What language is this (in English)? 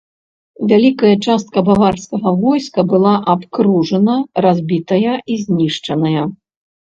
Belarusian